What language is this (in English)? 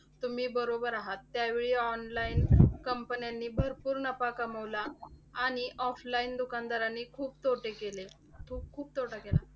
Marathi